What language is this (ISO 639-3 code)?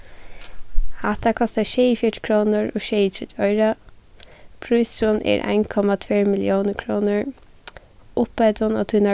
fao